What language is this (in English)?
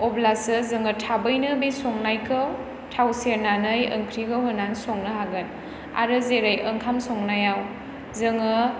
Bodo